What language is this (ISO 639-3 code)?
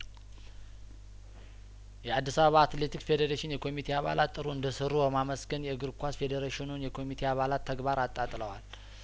amh